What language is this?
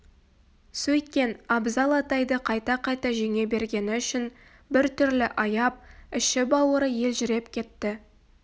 Kazakh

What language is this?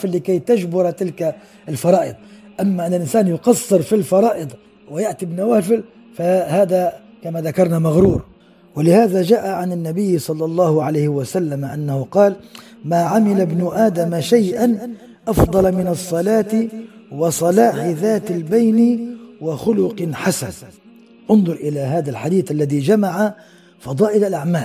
Arabic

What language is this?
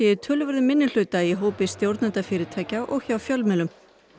Icelandic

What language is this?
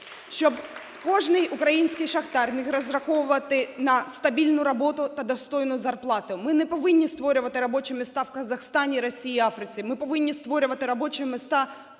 Ukrainian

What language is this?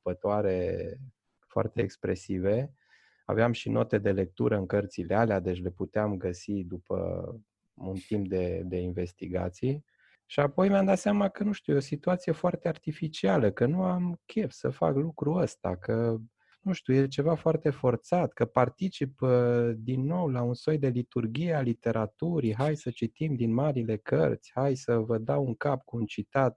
Romanian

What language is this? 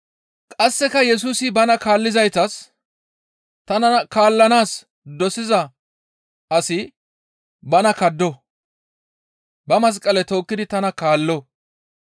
Gamo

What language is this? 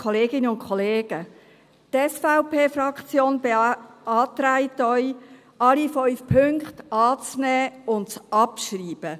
Swiss German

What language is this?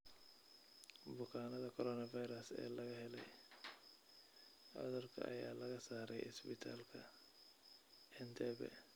Somali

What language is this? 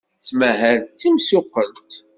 Kabyle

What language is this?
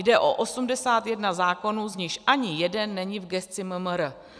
Czech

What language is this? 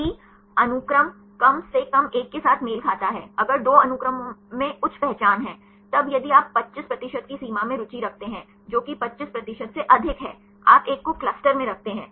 Hindi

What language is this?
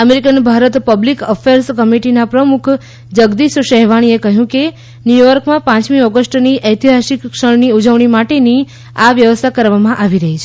Gujarati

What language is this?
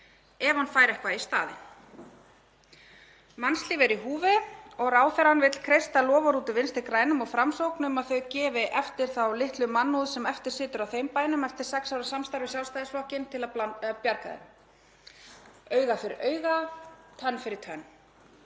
Icelandic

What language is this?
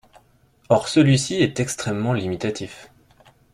French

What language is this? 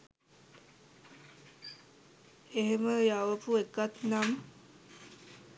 Sinhala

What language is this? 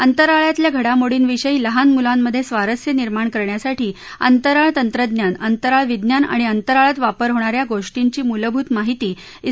Marathi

